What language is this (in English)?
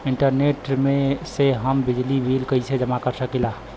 Bhojpuri